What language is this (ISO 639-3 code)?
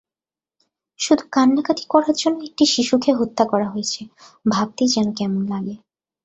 ben